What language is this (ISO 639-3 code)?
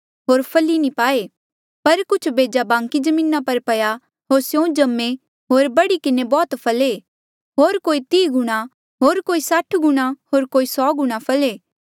mjl